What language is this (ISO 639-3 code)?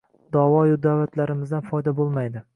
uzb